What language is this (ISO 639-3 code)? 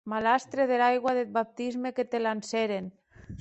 oci